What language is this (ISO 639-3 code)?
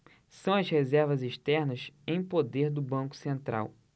por